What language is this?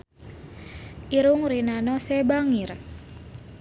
Sundanese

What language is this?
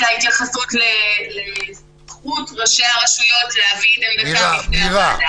Hebrew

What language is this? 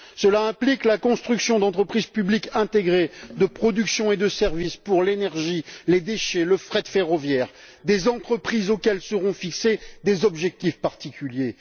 French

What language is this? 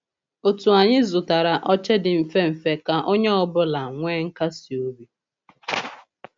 Igbo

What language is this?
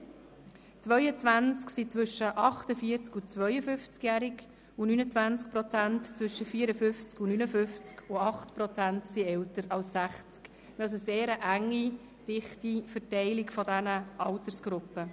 Swiss German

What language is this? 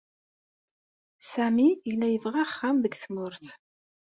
Kabyle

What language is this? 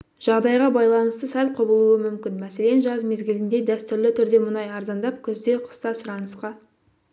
Kazakh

